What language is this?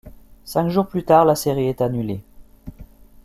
French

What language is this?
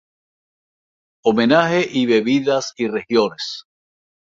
Spanish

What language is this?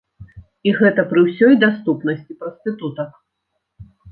Belarusian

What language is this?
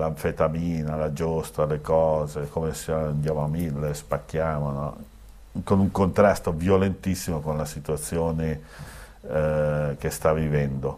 Italian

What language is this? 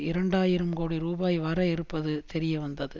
Tamil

